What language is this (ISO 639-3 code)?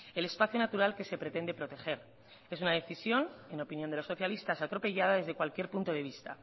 spa